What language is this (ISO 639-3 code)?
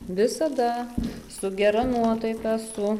lit